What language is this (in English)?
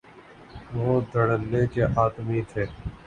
Urdu